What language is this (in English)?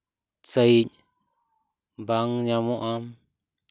Santali